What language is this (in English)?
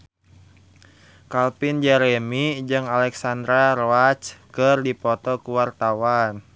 Sundanese